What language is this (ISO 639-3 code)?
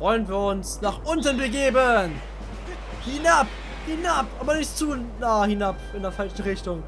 deu